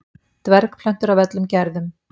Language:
Icelandic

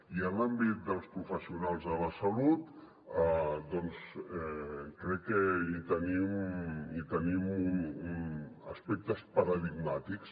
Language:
Catalan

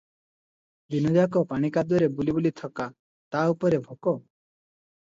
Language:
Odia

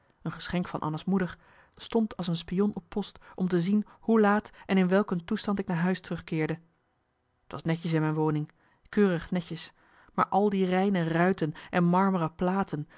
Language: Dutch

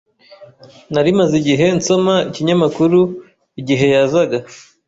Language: Kinyarwanda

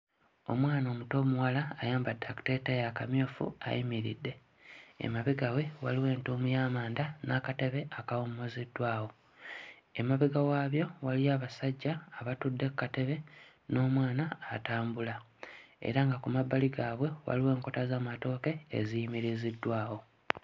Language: Ganda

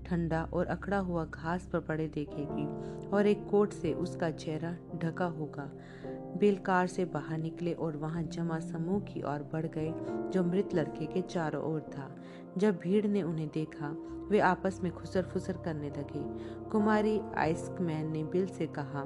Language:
Hindi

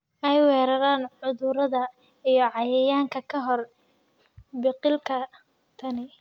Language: Somali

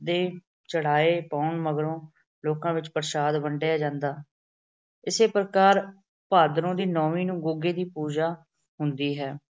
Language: Punjabi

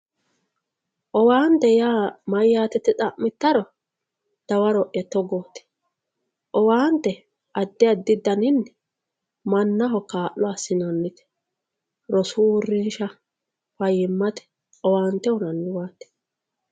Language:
Sidamo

